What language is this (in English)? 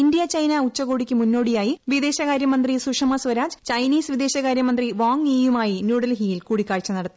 Malayalam